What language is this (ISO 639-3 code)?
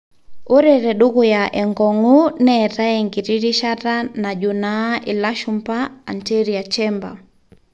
mas